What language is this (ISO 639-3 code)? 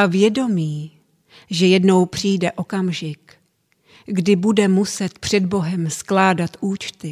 ces